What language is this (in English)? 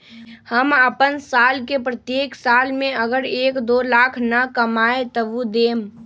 Magahi